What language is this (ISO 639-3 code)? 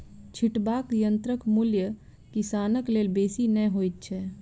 mai